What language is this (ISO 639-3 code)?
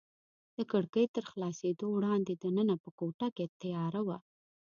pus